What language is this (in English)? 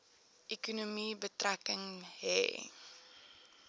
Afrikaans